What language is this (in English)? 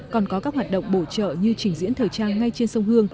Vietnamese